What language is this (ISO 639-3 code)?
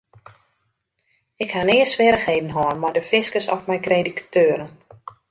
fry